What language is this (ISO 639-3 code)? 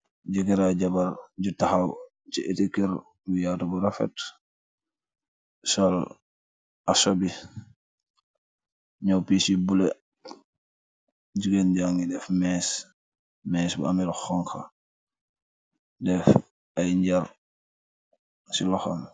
wol